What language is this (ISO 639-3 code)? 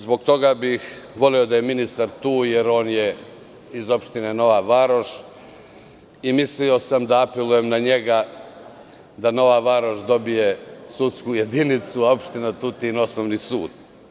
srp